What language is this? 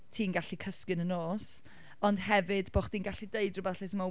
Welsh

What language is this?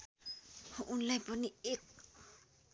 Nepali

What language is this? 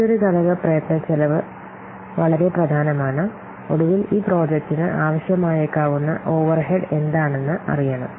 Malayalam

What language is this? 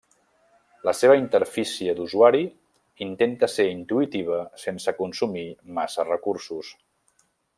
Catalan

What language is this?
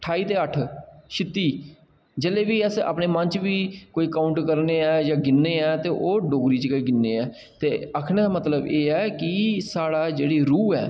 Dogri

